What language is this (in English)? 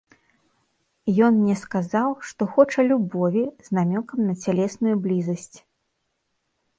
Belarusian